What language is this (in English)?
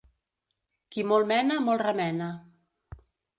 Catalan